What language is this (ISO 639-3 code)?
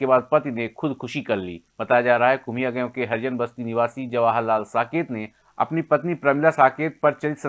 hin